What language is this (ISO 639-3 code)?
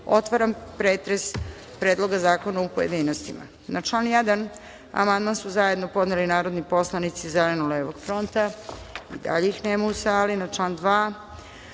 srp